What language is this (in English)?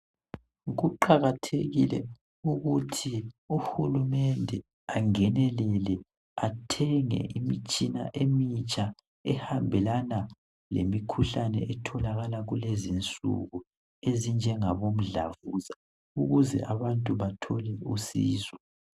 North Ndebele